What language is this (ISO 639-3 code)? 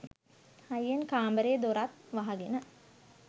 sin